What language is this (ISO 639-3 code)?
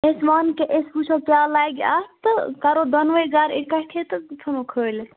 kas